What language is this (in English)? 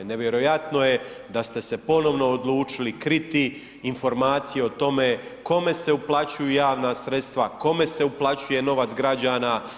Croatian